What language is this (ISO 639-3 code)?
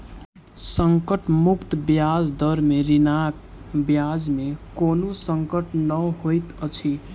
mai